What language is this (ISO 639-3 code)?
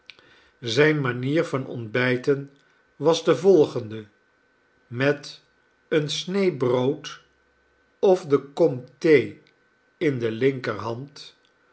nld